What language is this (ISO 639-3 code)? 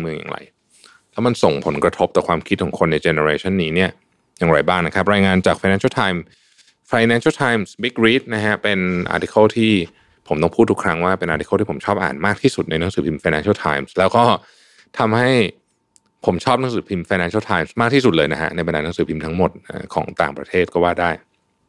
tha